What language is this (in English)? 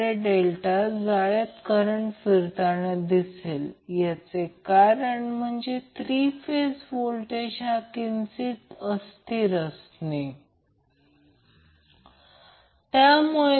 Marathi